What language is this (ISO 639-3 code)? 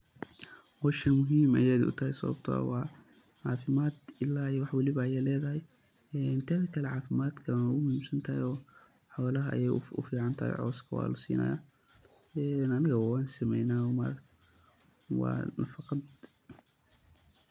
som